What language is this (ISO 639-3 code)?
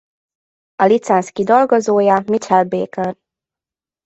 hun